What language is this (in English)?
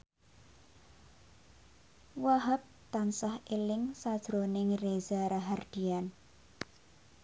Javanese